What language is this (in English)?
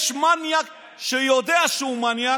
Hebrew